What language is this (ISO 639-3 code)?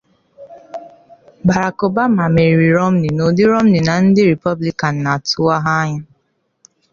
ibo